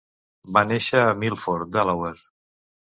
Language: Catalan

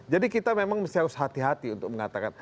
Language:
Indonesian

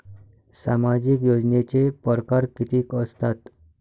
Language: Marathi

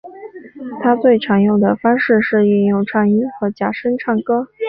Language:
Chinese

